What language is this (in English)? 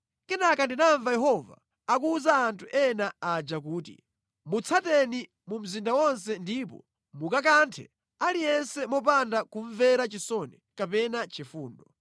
Nyanja